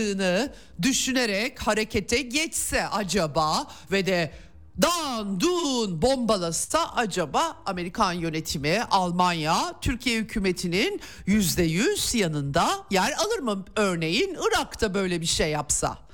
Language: Turkish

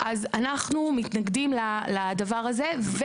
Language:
Hebrew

